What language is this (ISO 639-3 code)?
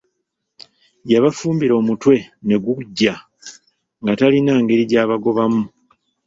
lug